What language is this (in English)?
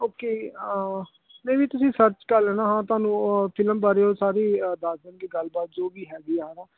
Punjabi